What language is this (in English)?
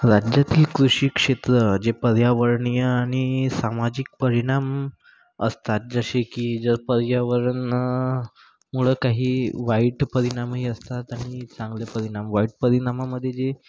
Marathi